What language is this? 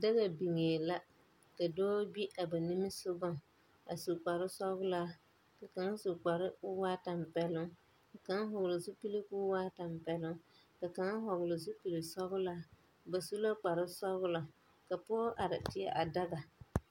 Southern Dagaare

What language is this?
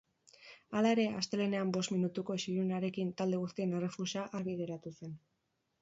Basque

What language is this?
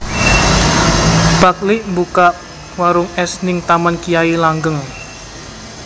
Javanese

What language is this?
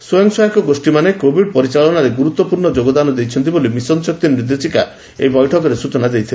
Odia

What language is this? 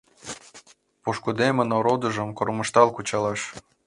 Mari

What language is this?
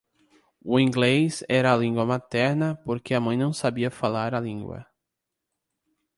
Portuguese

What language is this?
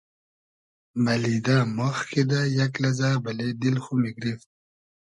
Hazaragi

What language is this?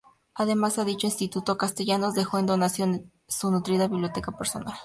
Spanish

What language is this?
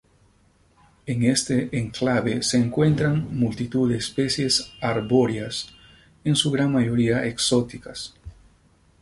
Spanish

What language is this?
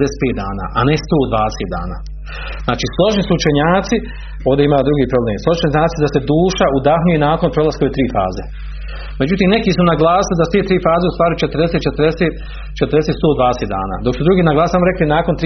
Croatian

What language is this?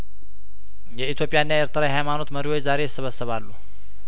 Amharic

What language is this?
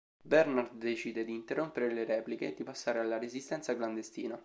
Italian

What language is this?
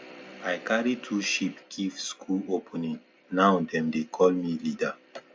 Nigerian Pidgin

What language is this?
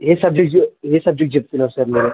Telugu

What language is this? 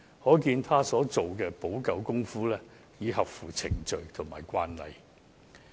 Cantonese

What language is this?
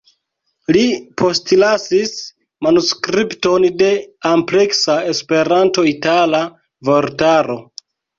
Esperanto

